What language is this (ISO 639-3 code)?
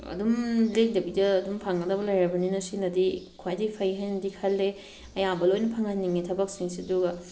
mni